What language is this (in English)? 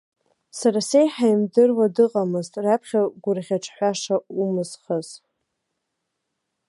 Abkhazian